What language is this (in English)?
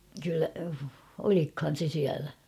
Finnish